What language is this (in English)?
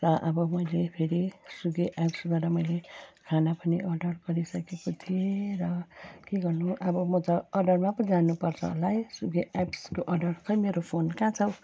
Nepali